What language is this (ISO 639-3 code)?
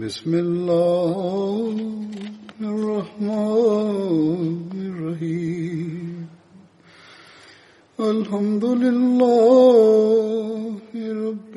swa